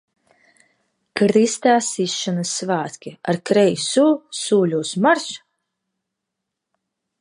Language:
Latvian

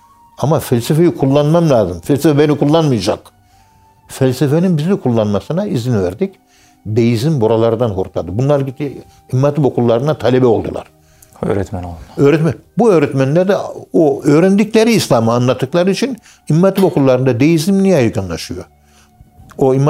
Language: Turkish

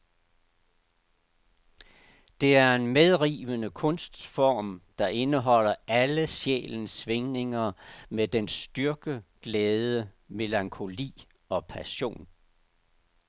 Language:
Danish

